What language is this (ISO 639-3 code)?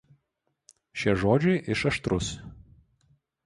lit